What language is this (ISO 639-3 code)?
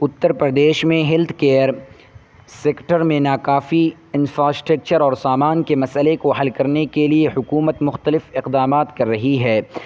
urd